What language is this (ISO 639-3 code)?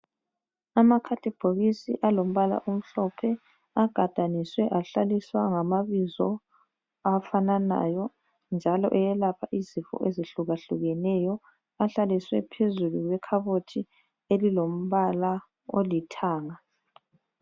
nde